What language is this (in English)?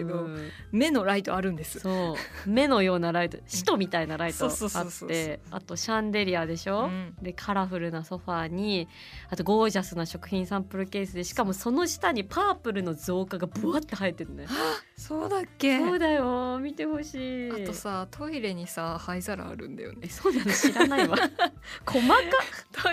Japanese